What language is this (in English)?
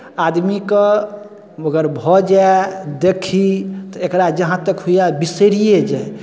Maithili